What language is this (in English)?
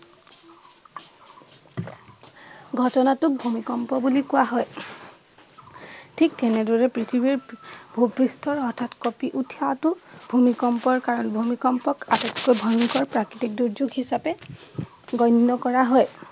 Assamese